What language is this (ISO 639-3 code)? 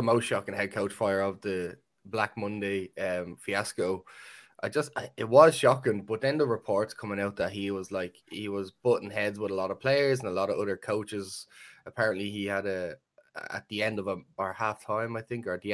eng